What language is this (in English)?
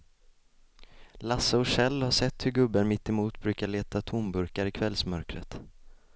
Swedish